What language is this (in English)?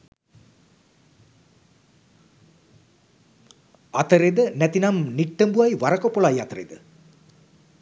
Sinhala